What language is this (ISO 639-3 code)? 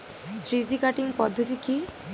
ben